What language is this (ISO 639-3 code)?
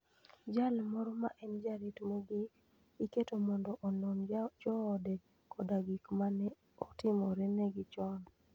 luo